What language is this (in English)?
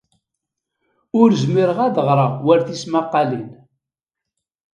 Kabyle